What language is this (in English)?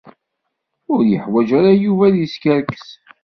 Kabyle